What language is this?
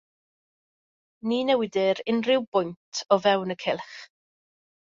Welsh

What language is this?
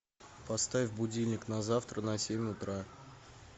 Russian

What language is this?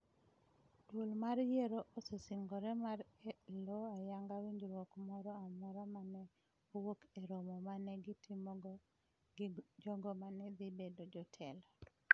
Luo (Kenya and Tanzania)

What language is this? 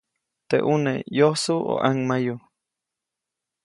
Copainalá Zoque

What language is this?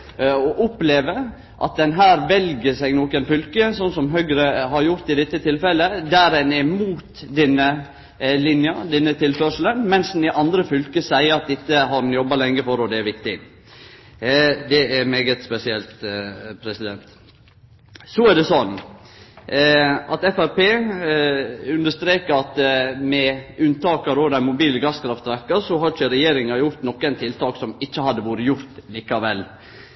Norwegian Nynorsk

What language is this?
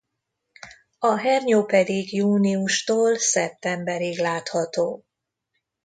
Hungarian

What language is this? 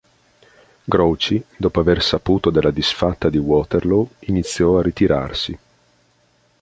Italian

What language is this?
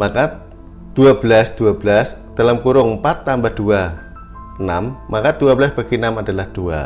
Indonesian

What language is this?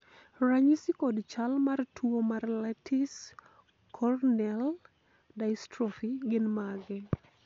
Luo (Kenya and Tanzania)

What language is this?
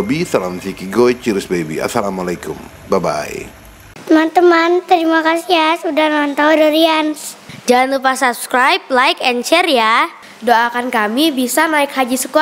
Indonesian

